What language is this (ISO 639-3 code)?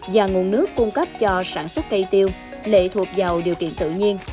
vie